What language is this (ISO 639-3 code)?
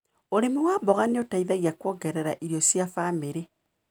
kik